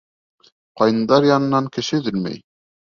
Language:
Bashkir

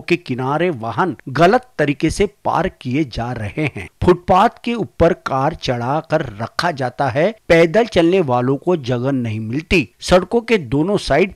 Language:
Hindi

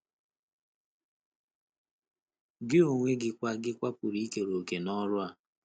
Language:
Igbo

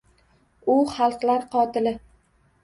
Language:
Uzbek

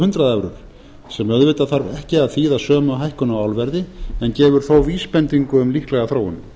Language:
Icelandic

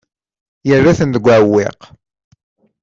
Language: Kabyle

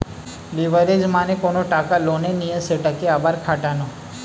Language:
Bangla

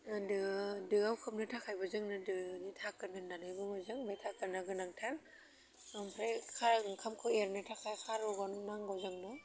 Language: Bodo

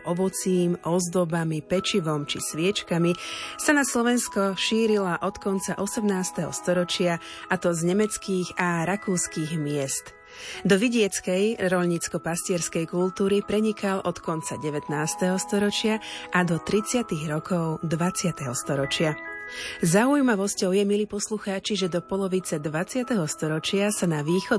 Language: Slovak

